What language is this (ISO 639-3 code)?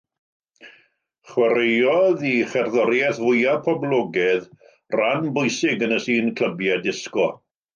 cym